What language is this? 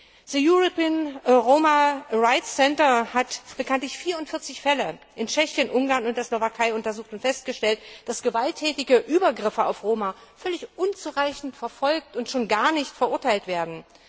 German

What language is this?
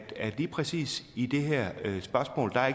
Danish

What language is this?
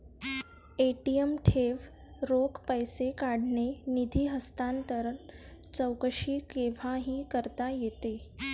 Marathi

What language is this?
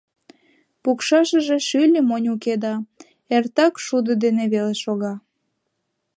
Mari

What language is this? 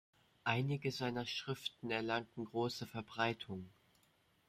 German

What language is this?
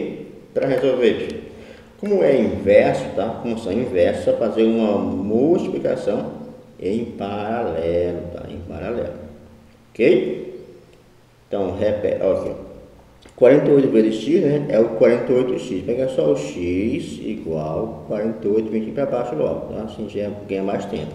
Portuguese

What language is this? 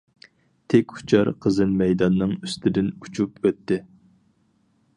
Uyghur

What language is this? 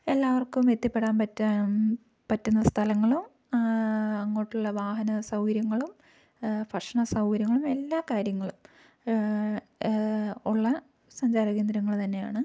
Malayalam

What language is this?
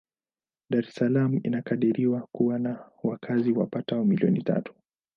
Swahili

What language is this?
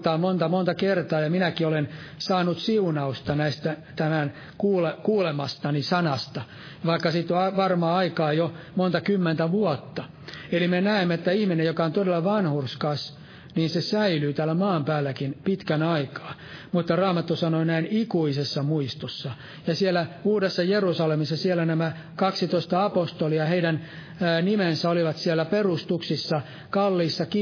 Finnish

